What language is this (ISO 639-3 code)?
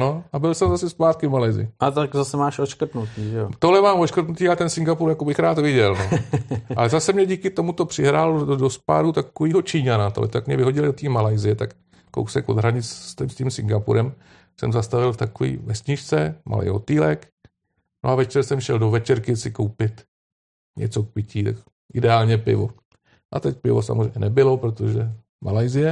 ces